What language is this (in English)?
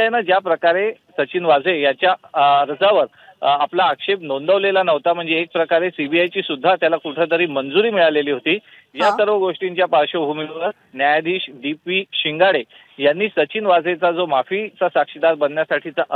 Hindi